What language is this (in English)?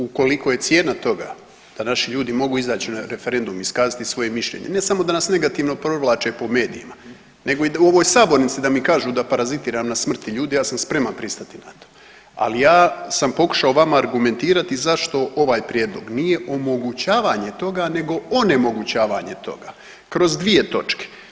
Croatian